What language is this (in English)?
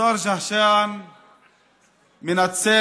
Hebrew